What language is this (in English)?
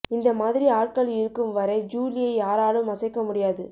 Tamil